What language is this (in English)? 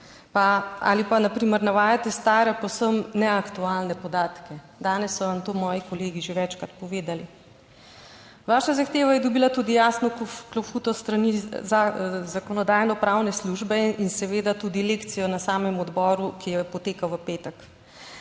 Slovenian